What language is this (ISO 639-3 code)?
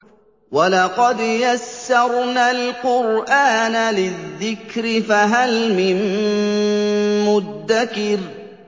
ara